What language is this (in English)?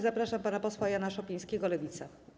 Polish